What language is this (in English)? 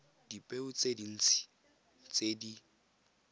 Tswana